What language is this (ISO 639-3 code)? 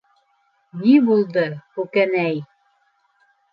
bak